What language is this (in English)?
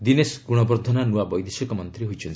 Odia